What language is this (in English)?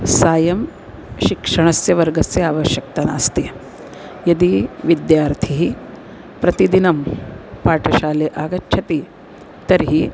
Sanskrit